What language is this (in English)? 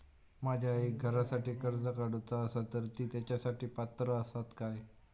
Marathi